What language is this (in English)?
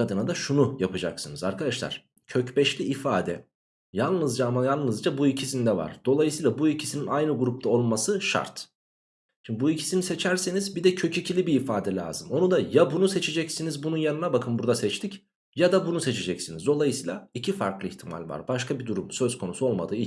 Turkish